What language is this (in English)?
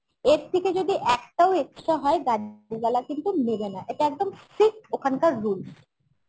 Bangla